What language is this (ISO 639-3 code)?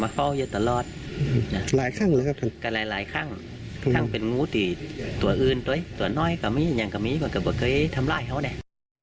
tha